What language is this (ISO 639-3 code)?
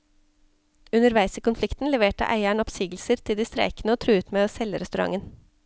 nor